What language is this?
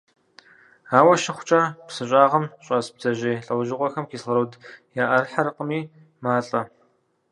Kabardian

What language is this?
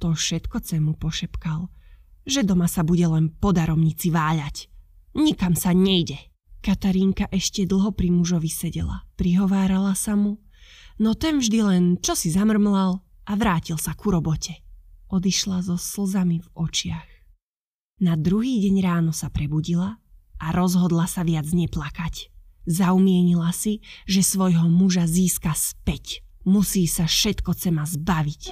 Slovak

